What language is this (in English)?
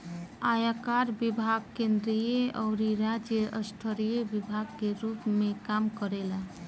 Bhojpuri